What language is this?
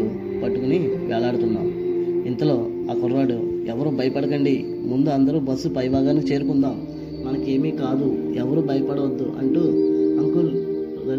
Telugu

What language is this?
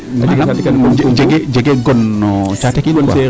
Serer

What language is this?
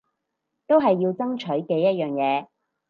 Cantonese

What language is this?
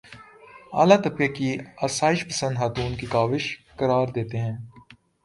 Urdu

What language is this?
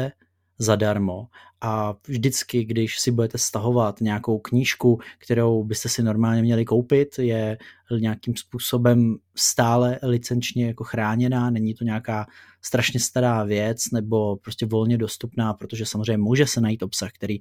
Czech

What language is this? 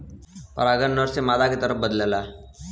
Bhojpuri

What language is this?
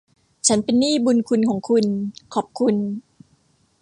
Thai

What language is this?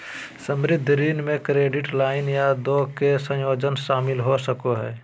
Magahi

